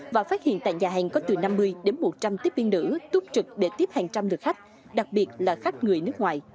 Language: Vietnamese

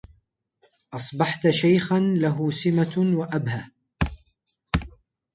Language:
Arabic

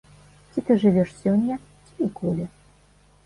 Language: Belarusian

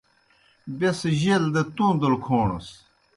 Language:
Kohistani Shina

